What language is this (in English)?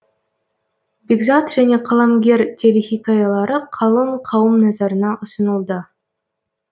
Kazakh